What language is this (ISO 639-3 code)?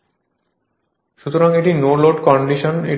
ben